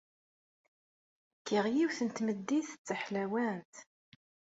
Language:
Kabyle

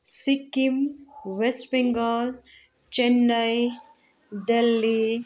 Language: Nepali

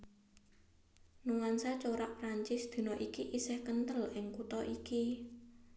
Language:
Javanese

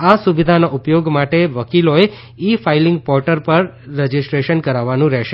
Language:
Gujarati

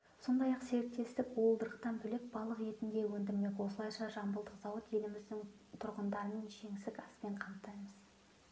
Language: Kazakh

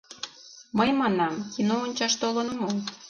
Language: Mari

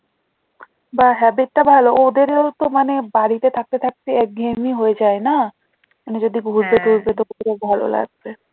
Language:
Bangla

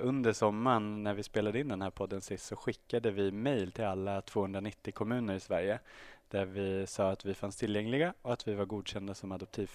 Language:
Swedish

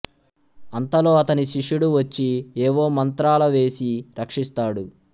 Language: Telugu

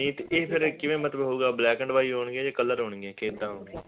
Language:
Punjabi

